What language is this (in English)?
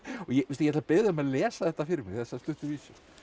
Icelandic